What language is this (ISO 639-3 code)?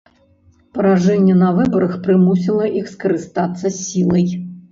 bel